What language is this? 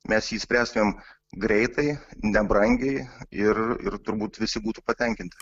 Lithuanian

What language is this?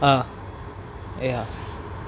Gujarati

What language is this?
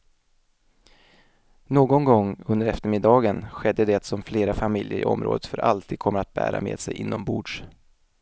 Swedish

